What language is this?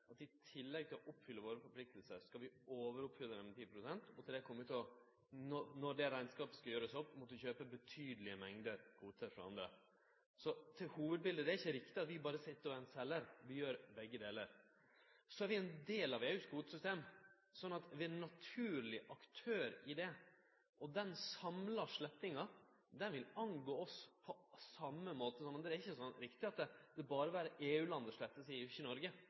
Norwegian Nynorsk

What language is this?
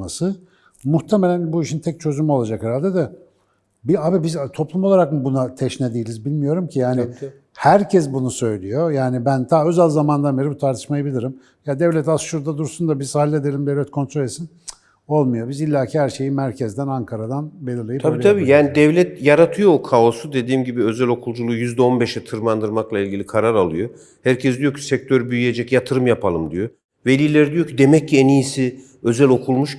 Turkish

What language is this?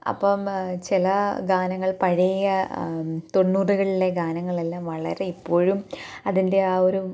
Malayalam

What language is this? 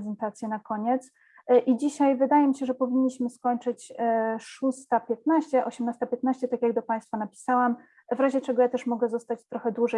Polish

